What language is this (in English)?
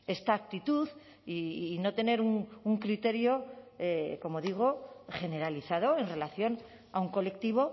Spanish